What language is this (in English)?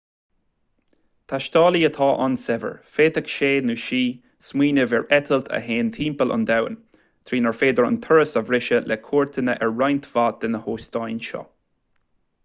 Irish